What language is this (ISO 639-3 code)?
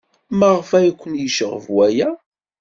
kab